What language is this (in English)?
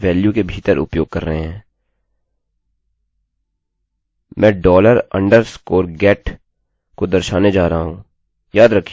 Hindi